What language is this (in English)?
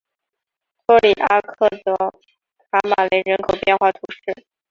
Chinese